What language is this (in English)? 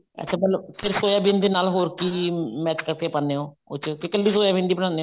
Punjabi